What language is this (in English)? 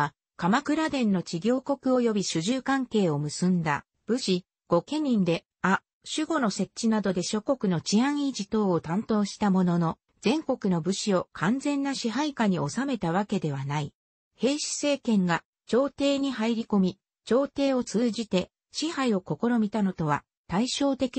Japanese